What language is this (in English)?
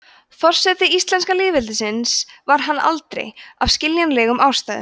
Icelandic